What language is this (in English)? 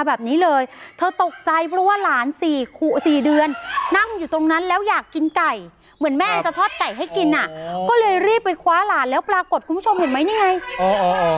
Thai